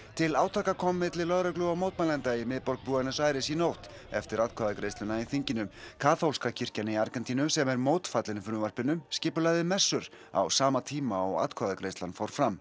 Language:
Icelandic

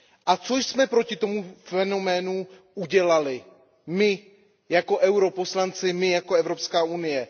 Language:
Czech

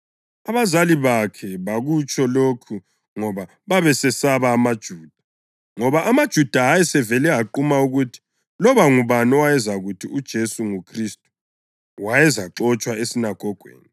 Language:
North Ndebele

